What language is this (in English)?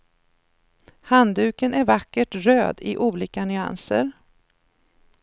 Swedish